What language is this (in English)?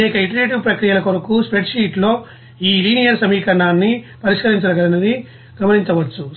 Telugu